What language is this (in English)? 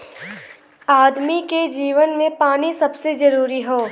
Bhojpuri